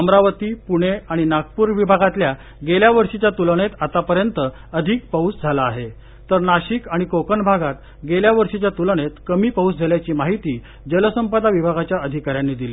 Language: Marathi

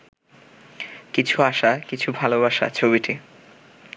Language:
Bangla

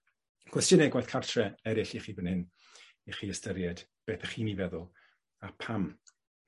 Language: Welsh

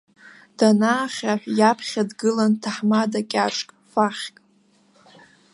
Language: Abkhazian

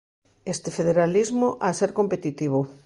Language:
Galician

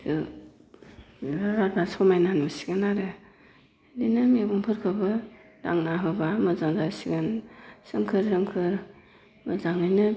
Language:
Bodo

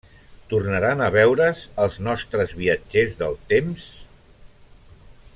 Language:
Catalan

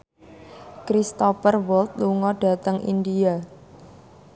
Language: Javanese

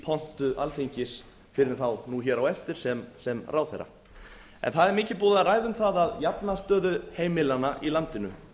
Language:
Icelandic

